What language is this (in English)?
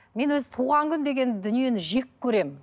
Kazakh